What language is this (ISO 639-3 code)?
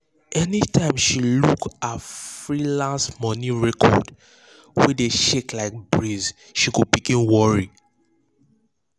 pcm